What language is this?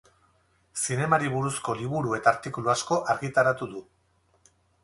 Basque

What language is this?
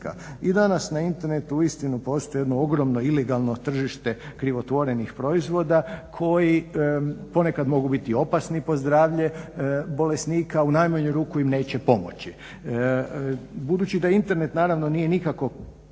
Croatian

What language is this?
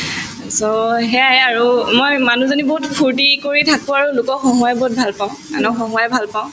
Assamese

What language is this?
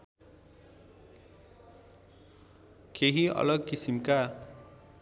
Nepali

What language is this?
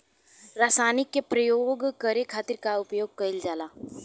Bhojpuri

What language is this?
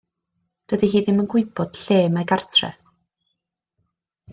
Welsh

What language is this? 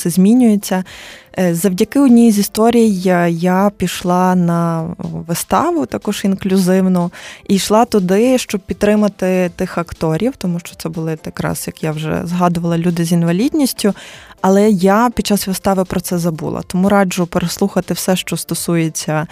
Ukrainian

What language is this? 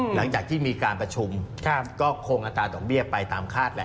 Thai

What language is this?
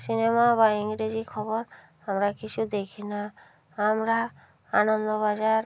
Bangla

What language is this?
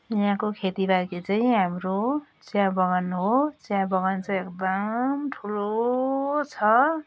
Nepali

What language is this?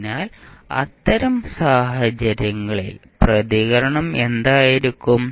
Malayalam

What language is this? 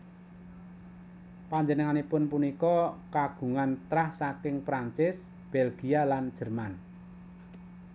Javanese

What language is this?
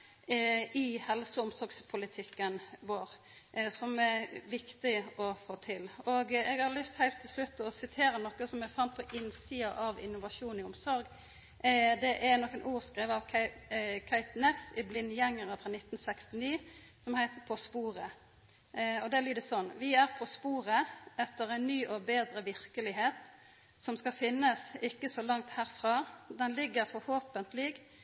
Norwegian Nynorsk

